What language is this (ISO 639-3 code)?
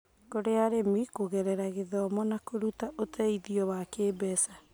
kik